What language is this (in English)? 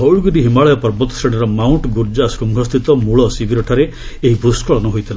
Odia